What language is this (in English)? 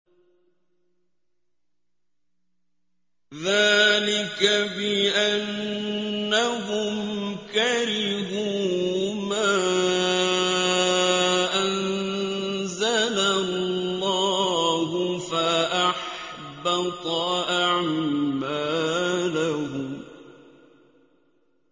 Arabic